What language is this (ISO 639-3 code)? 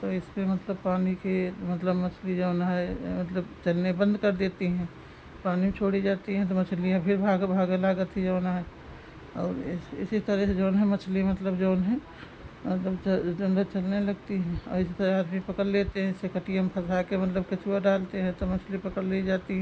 hin